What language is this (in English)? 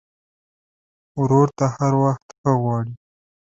Pashto